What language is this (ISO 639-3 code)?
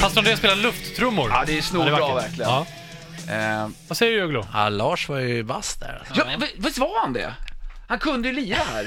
swe